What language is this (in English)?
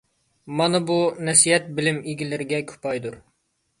Uyghur